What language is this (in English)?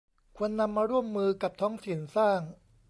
Thai